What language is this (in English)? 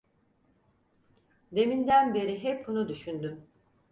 Turkish